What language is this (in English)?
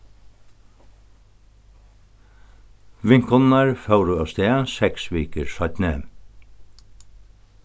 Faroese